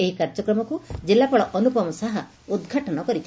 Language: Odia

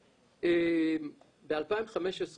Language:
Hebrew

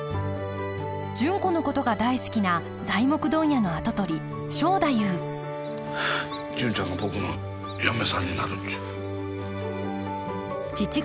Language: Japanese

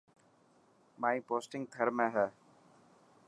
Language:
Dhatki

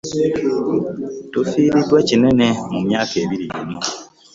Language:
Ganda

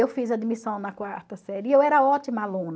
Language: Portuguese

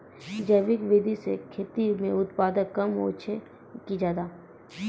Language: Maithili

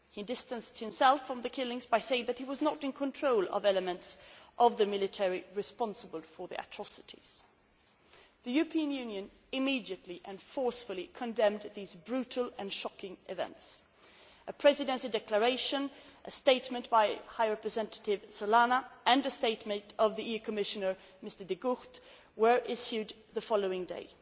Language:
English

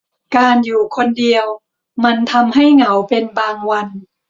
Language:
Thai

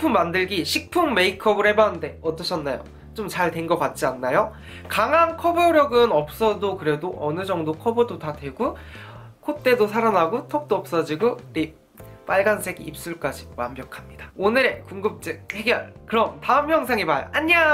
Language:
Korean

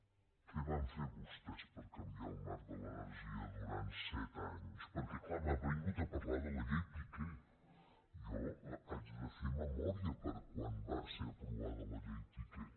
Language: Catalan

